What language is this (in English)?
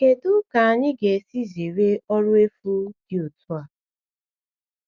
Igbo